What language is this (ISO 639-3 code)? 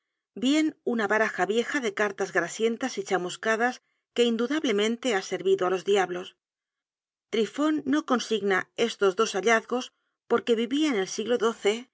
spa